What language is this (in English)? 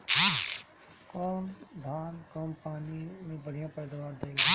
Bhojpuri